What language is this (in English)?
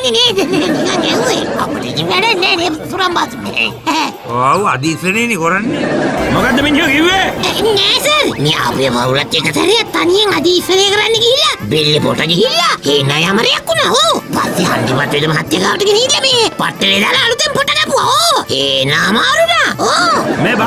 Indonesian